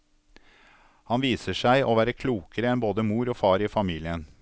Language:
Norwegian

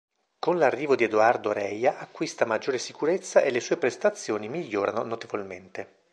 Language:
Italian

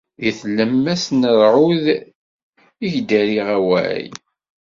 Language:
Kabyle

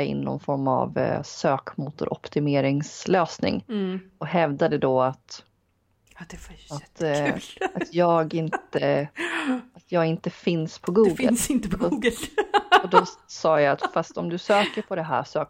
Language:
Swedish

